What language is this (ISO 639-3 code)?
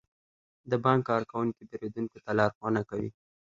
pus